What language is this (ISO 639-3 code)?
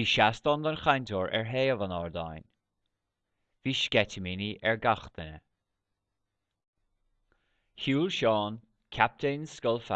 gle